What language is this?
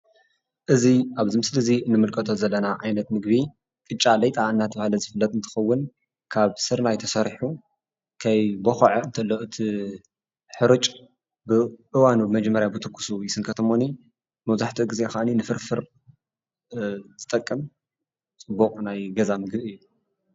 Tigrinya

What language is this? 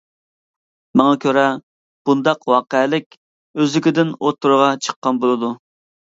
Uyghur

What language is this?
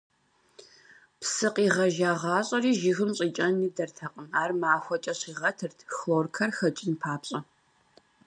Kabardian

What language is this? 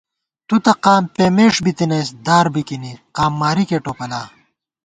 Gawar-Bati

